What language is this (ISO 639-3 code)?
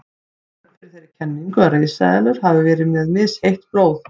isl